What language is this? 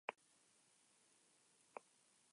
Spanish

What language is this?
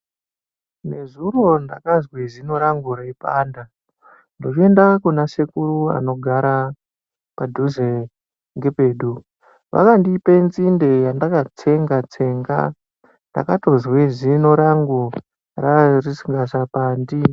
Ndau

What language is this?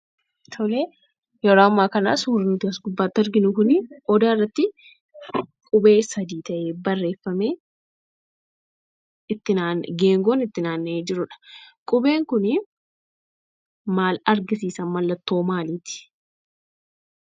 Oromo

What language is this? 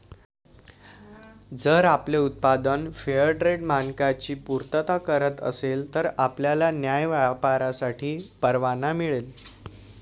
Marathi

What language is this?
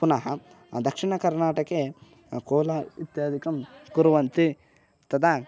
Sanskrit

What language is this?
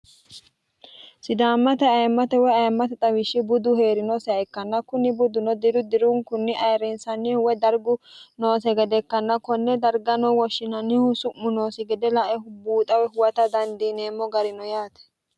Sidamo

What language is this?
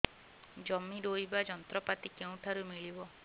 Odia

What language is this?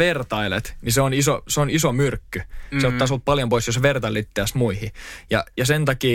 Finnish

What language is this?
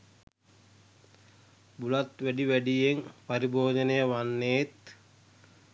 Sinhala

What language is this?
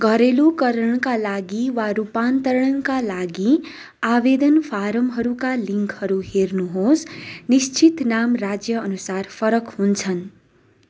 Nepali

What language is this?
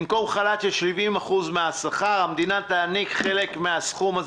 Hebrew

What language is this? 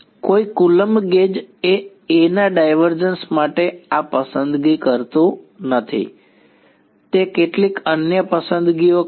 Gujarati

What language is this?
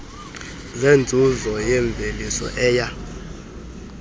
Xhosa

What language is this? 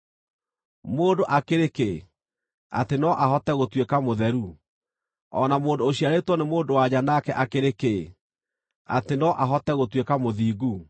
Kikuyu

